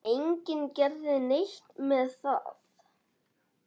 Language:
Icelandic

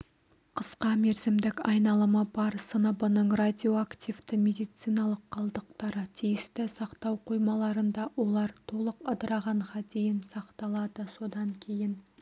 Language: Kazakh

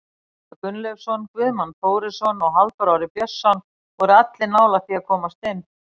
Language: Icelandic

